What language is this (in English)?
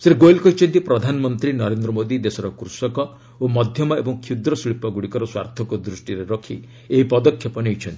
Odia